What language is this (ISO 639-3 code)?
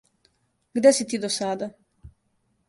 srp